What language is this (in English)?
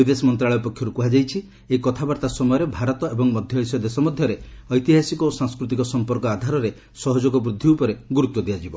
Odia